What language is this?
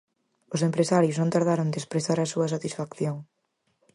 Galician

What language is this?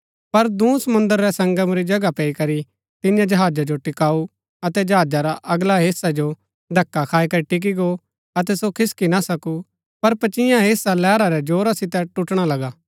Gaddi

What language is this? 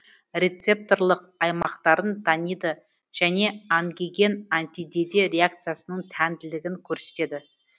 Kazakh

